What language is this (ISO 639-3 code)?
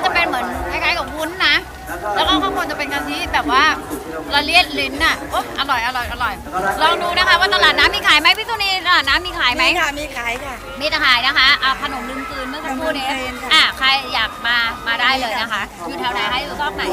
tha